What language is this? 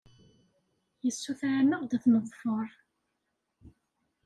Kabyle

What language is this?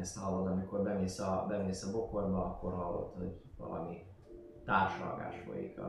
Hungarian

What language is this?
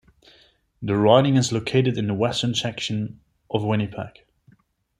English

